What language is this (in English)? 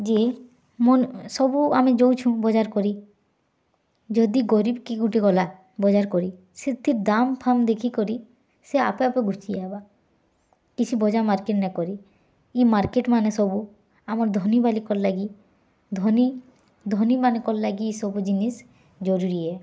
Odia